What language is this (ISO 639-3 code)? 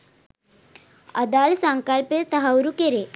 sin